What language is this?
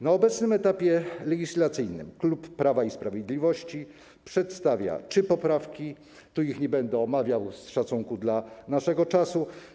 Polish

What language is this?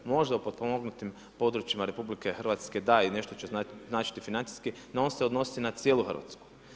Croatian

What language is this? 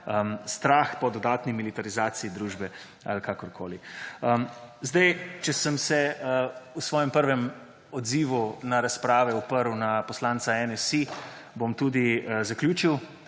Slovenian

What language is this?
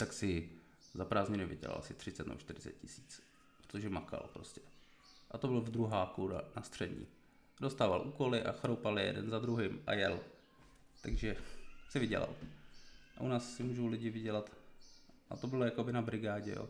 Czech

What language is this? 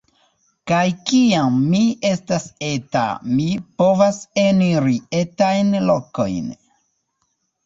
Esperanto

